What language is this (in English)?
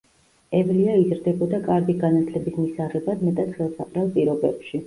Georgian